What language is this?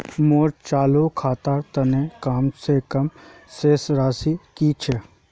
Magahi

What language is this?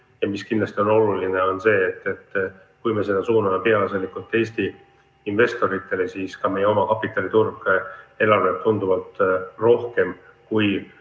Estonian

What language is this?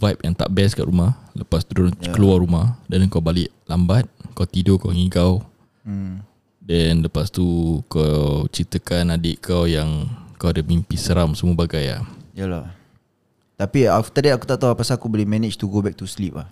Malay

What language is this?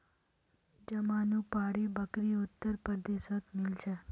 Magahi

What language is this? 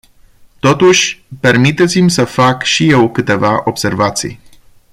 Romanian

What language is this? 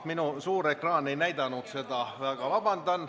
Estonian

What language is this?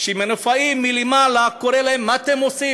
Hebrew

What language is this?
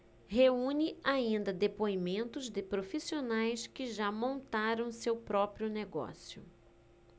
Portuguese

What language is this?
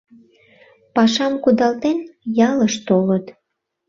Mari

